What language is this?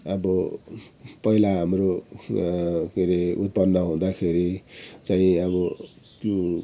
Nepali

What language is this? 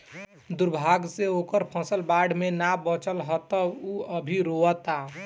Bhojpuri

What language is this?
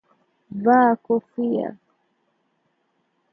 Swahili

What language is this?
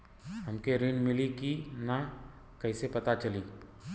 Bhojpuri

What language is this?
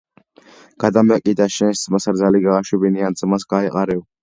Georgian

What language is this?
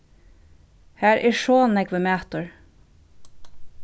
Faroese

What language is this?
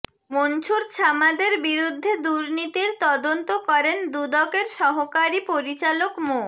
Bangla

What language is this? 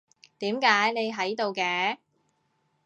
Cantonese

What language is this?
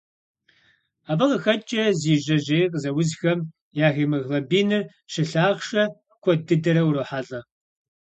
Kabardian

